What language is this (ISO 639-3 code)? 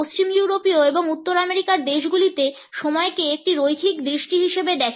ben